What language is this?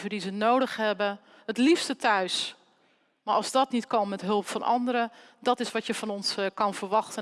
Dutch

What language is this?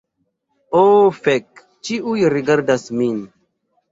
Esperanto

